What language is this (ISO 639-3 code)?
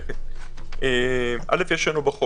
heb